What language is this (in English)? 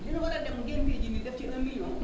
Wolof